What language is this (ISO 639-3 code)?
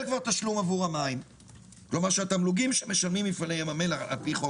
heb